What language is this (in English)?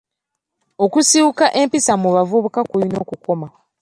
Ganda